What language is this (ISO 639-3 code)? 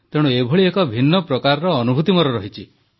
ori